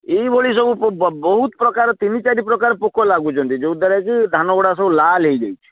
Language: Odia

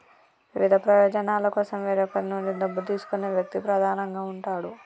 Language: Telugu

